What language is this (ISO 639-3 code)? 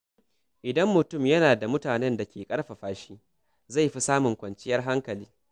hau